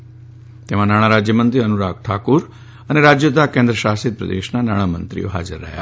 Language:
Gujarati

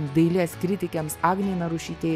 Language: Lithuanian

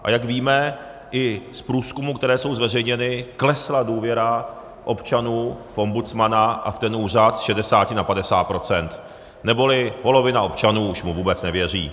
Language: Czech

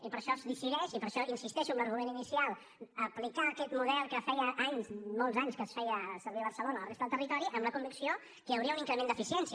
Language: Catalan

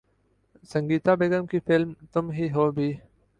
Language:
Urdu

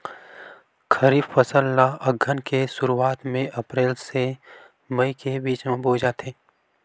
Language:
Chhattisgarhi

